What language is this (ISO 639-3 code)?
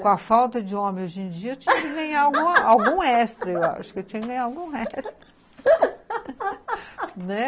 por